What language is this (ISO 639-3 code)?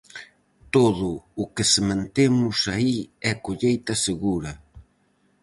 glg